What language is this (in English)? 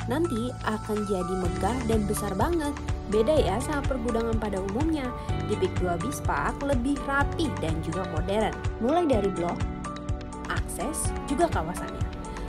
Indonesian